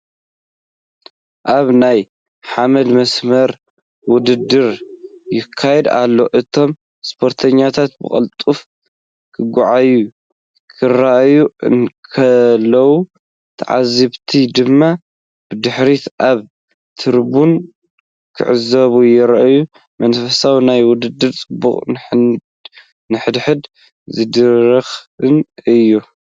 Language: Tigrinya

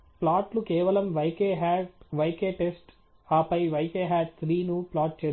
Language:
Telugu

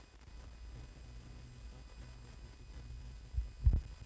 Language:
Javanese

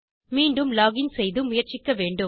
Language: Tamil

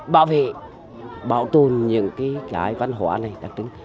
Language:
Vietnamese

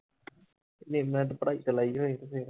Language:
Punjabi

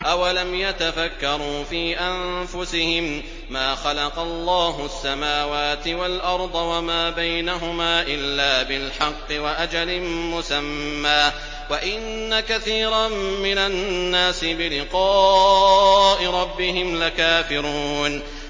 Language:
Arabic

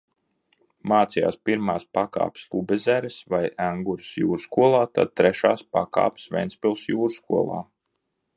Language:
Latvian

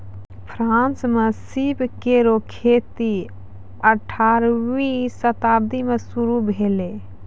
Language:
Maithili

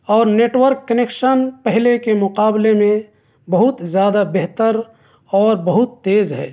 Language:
Urdu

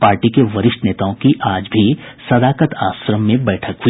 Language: Hindi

